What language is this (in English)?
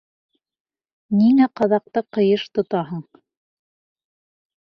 Bashkir